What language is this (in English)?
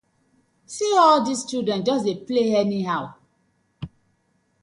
Nigerian Pidgin